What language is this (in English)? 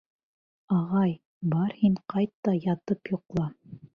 Bashkir